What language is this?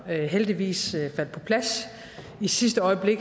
Danish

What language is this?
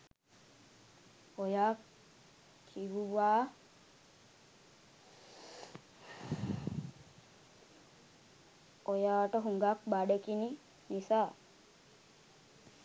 Sinhala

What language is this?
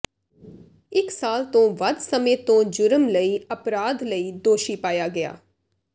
Punjabi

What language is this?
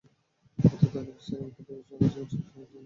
Bangla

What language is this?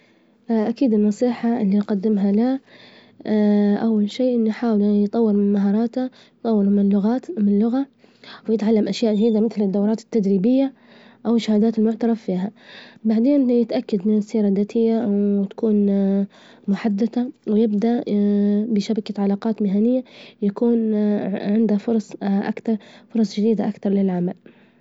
Libyan Arabic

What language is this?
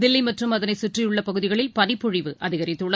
Tamil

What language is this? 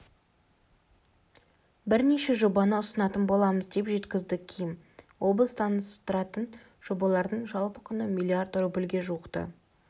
Kazakh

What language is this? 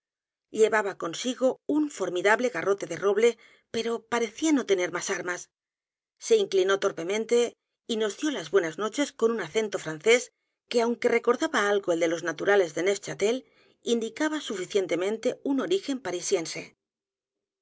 Spanish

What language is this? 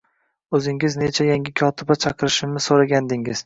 Uzbek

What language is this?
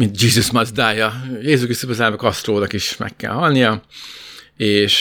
Hungarian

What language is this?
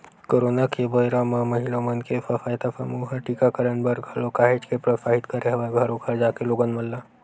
Chhattisgarhi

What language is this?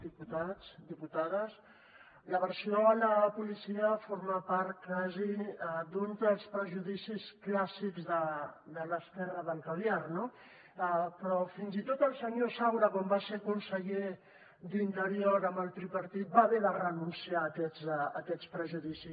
Catalan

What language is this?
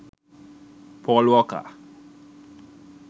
Sinhala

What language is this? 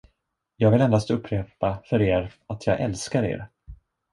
Swedish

